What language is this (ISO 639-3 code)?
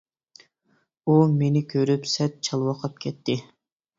uig